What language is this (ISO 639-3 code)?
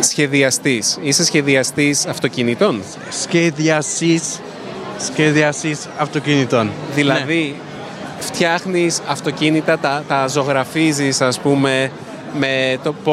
ell